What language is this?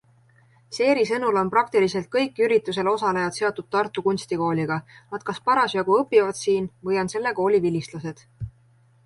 Estonian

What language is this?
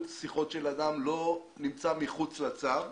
Hebrew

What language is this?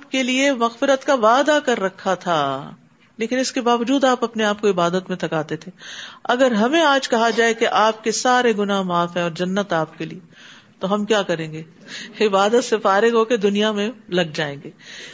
Urdu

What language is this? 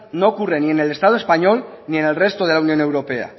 Spanish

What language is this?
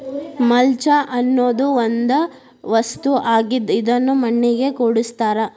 Kannada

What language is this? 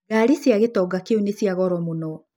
Kikuyu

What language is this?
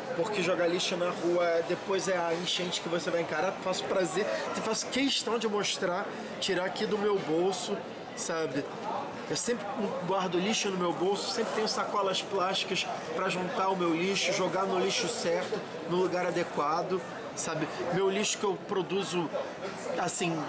Portuguese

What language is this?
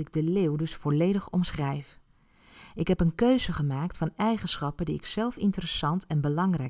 Dutch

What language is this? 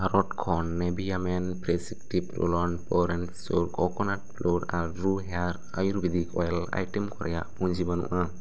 Santali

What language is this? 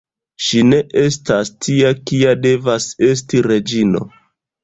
Esperanto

